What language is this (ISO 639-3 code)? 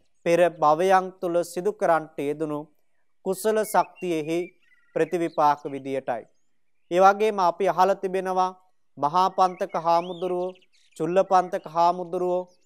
ron